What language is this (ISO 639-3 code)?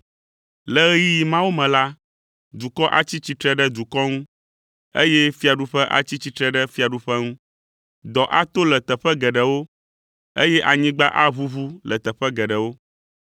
ewe